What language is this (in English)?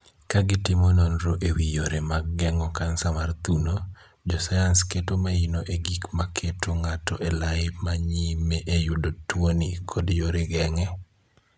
Luo (Kenya and Tanzania)